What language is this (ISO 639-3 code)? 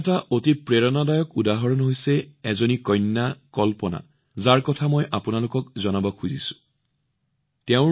asm